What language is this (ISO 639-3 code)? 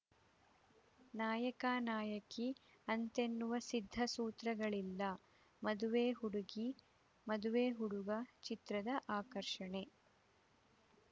kan